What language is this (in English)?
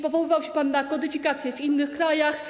Polish